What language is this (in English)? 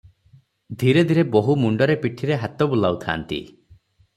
Odia